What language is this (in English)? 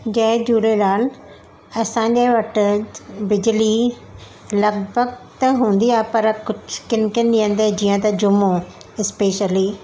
Sindhi